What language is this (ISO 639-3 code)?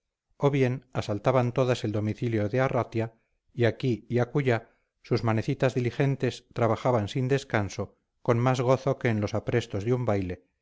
spa